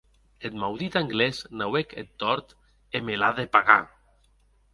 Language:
Occitan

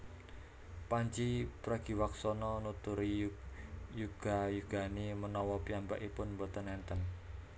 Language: Javanese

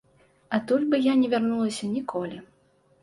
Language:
Belarusian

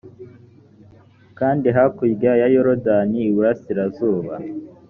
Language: Kinyarwanda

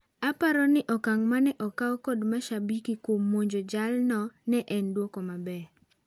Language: Luo (Kenya and Tanzania)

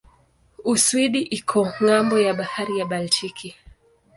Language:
Swahili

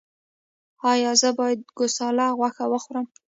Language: Pashto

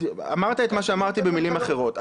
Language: Hebrew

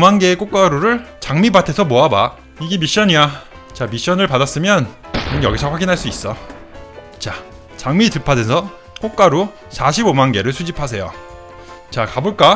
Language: Korean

